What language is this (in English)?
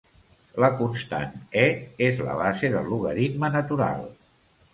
Catalan